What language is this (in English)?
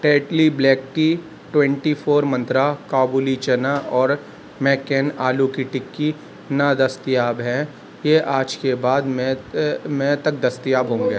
Urdu